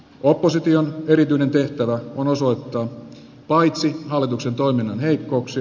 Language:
Finnish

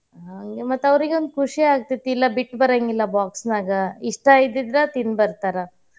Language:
Kannada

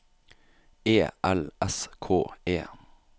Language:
Norwegian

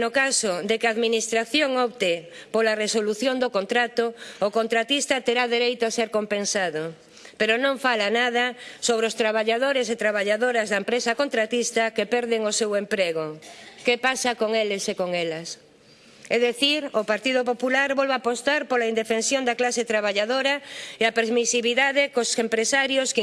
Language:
Spanish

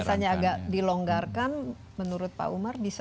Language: Indonesian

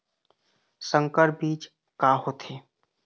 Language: Chhattisgarhi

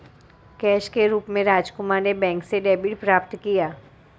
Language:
Hindi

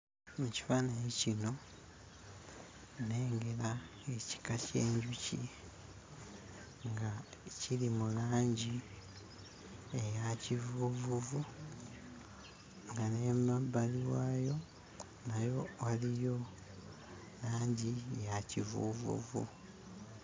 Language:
Ganda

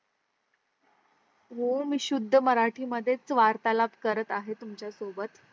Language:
Marathi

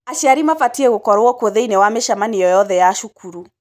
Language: Kikuyu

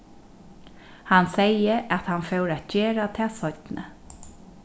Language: Faroese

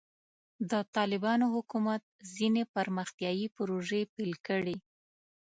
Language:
Pashto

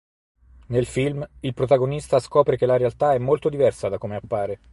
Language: Italian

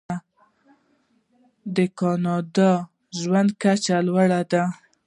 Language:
Pashto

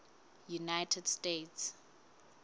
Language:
Southern Sotho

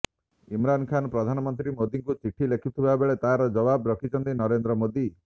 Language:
Odia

